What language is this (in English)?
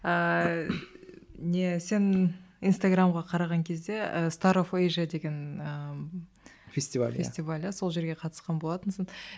Kazakh